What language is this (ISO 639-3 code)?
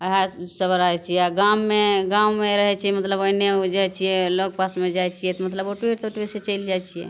mai